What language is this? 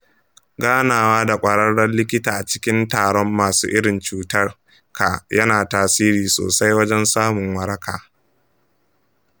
Hausa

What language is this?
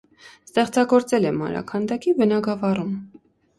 Armenian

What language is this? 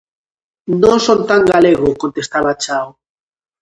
Galician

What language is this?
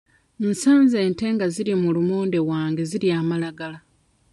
Ganda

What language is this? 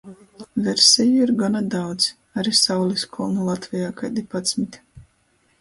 Latgalian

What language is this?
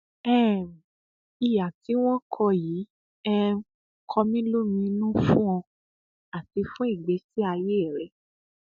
Yoruba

